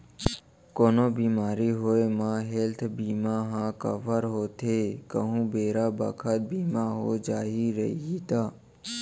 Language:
Chhattisgarhi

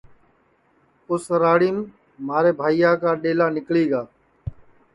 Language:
Sansi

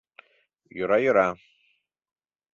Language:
Mari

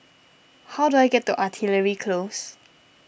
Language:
English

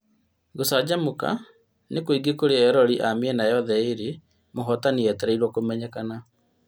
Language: Kikuyu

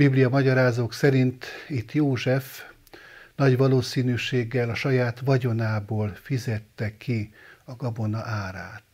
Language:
Hungarian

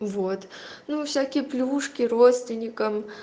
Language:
Russian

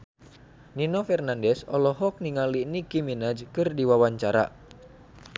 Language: Sundanese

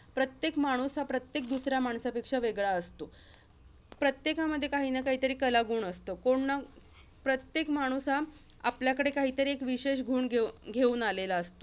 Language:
Marathi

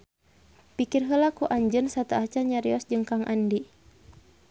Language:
Sundanese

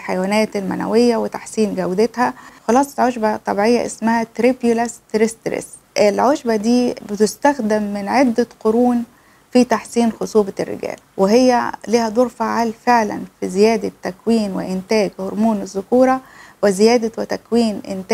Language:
Arabic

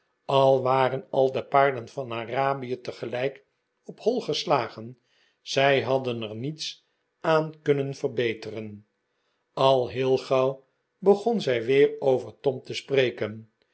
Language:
Dutch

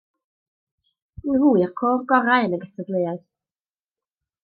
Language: Welsh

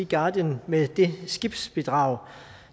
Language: Danish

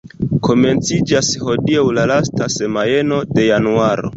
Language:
Esperanto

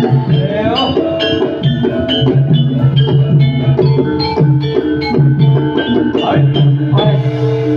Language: Indonesian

